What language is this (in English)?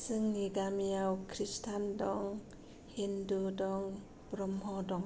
Bodo